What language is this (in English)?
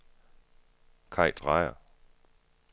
Danish